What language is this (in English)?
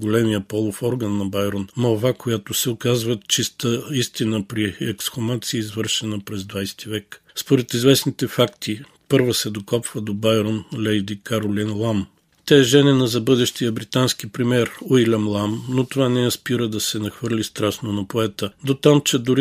Bulgarian